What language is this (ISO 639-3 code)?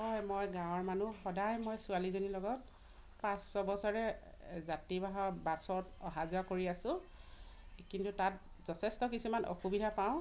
asm